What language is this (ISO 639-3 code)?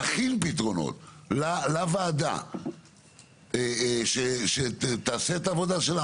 heb